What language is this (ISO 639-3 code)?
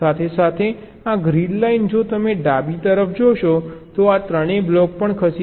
guj